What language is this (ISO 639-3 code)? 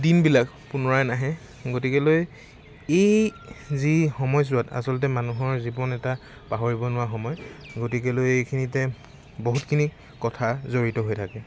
asm